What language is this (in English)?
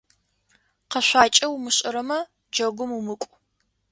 Adyghe